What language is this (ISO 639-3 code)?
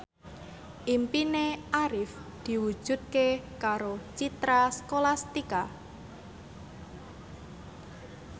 jav